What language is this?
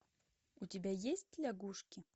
Russian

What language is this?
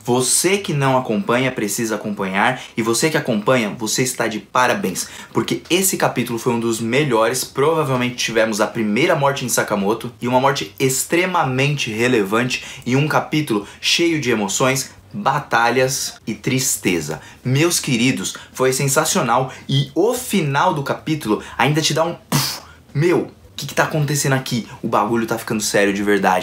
Portuguese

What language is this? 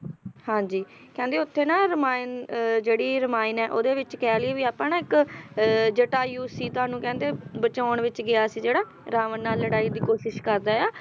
Punjabi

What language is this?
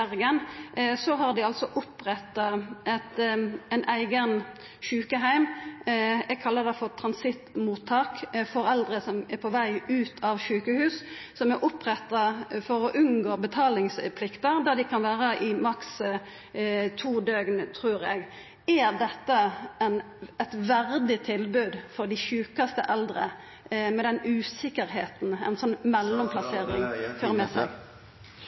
Norwegian Nynorsk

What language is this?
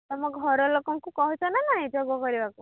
Odia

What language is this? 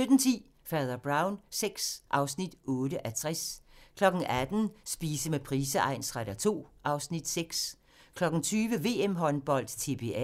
Danish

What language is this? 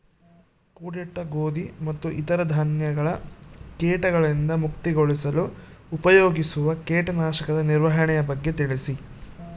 Kannada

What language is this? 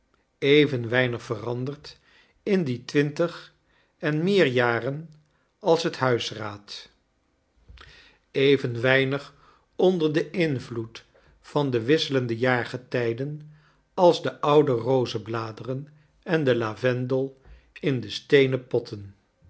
Dutch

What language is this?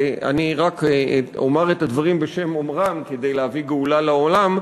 Hebrew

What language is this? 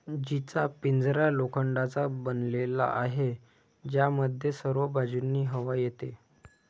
Marathi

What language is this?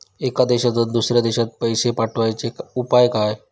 Marathi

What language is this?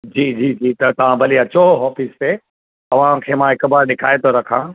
Sindhi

